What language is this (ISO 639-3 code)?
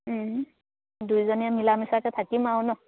asm